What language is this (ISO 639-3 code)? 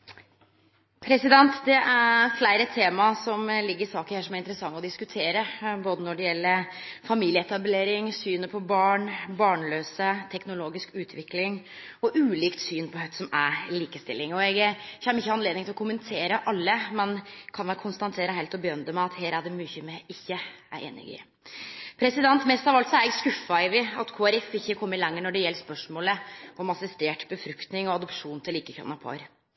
nor